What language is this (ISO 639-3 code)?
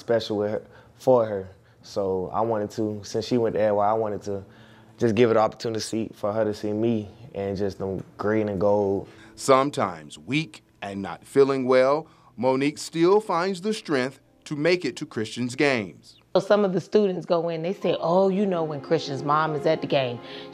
eng